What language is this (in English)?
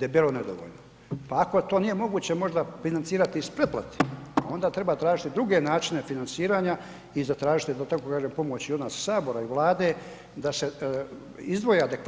Croatian